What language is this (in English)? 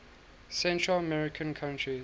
English